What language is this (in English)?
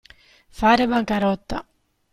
Italian